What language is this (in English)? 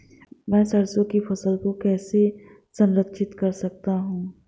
Hindi